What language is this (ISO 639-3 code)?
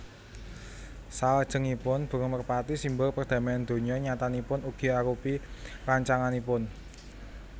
jav